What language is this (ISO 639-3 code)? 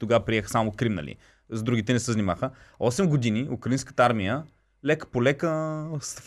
bul